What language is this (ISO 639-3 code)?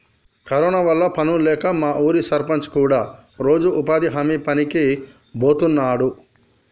tel